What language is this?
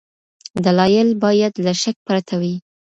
Pashto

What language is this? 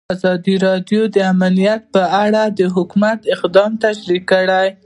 Pashto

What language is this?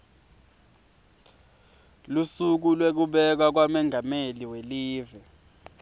Swati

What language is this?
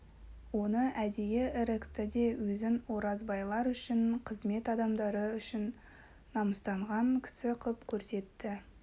Kazakh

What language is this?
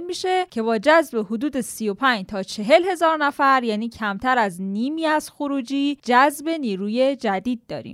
Persian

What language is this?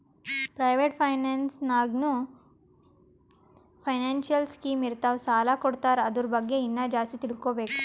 Kannada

